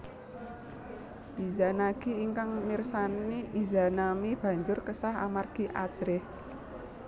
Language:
Javanese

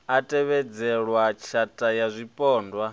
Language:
Venda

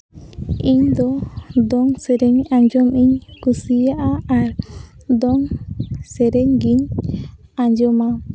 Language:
Santali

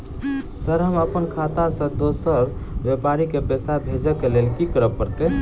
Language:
Maithili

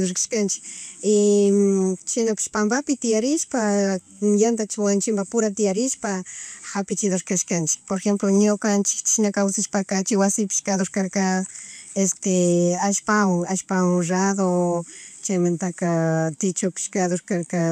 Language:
Chimborazo Highland Quichua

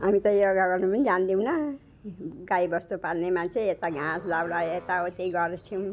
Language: Nepali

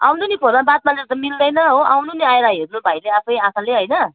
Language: Nepali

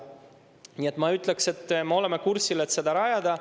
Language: Estonian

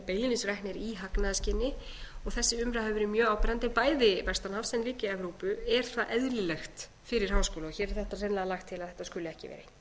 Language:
Icelandic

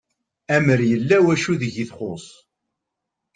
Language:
Kabyle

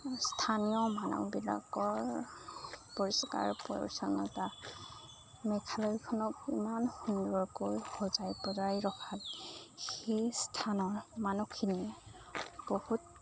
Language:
Assamese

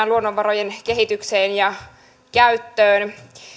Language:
Finnish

